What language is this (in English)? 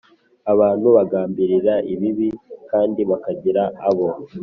Kinyarwanda